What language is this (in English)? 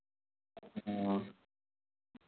Maithili